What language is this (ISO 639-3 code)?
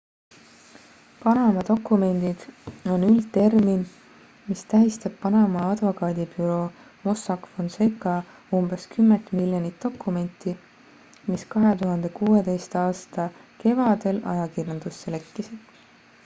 est